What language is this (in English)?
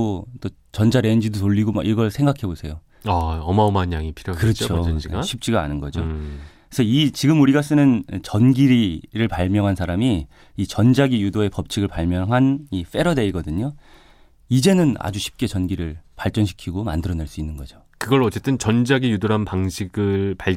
Korean